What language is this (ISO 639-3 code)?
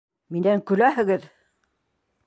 bak